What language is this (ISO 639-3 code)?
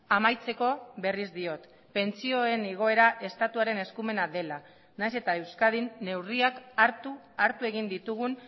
eus